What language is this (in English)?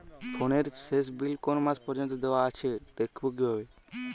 Bangla